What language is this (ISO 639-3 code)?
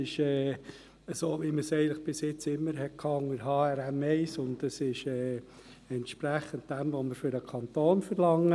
gsw